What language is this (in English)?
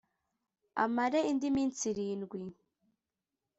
Kinyarwanda